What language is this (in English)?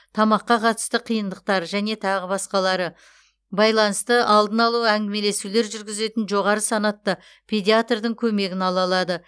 Kazakh